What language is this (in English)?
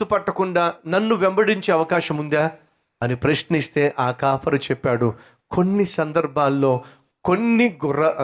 Telugu